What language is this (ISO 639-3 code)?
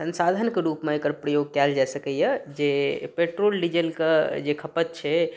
mai